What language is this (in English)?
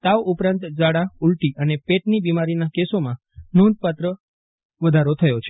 Gujarati